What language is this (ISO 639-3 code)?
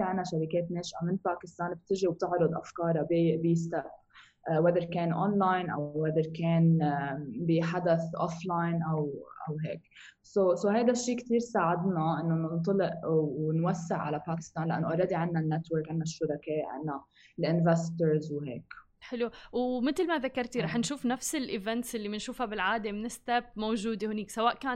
ara